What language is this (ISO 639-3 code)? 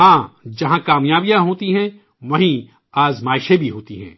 urd